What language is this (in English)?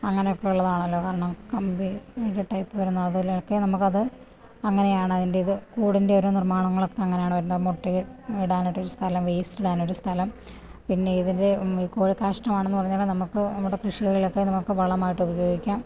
Malayalam